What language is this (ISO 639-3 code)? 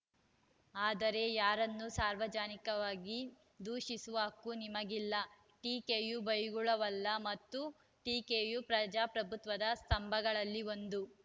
kan